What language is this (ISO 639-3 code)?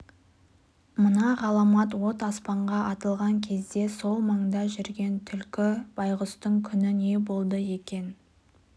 kaz